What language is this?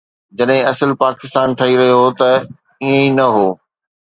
Sindhi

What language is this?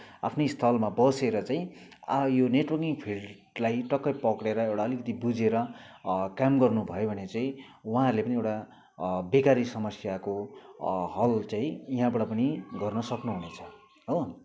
Nepali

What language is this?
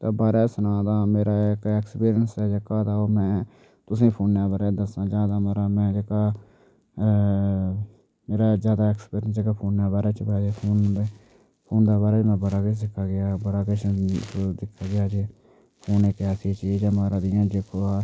Dogri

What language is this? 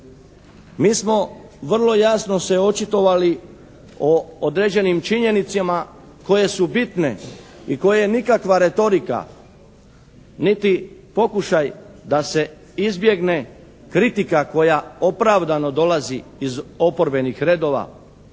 Croatian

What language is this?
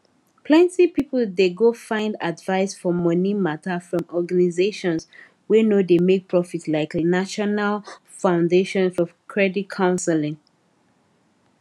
Nigerian Pidgin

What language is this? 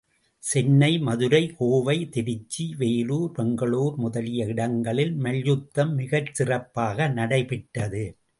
Tamil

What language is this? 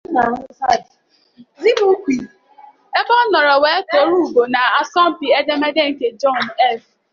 Igbo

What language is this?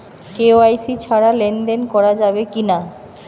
Bangla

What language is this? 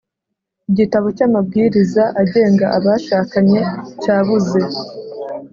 Kinyarwanda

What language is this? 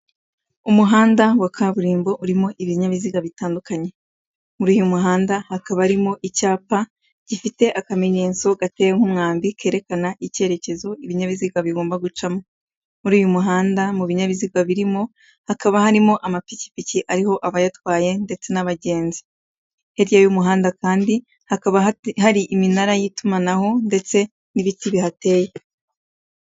Kinyarwanda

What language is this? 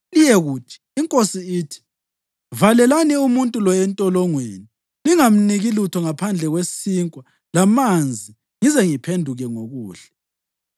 North Ndebele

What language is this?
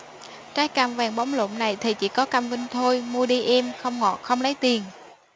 Vietnamese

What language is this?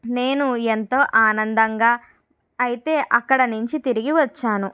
Telugu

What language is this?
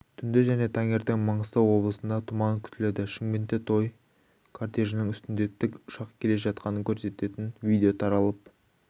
Kazakh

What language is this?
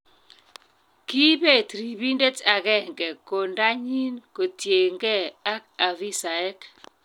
Kalenjin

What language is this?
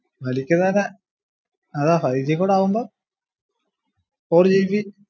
Malayalam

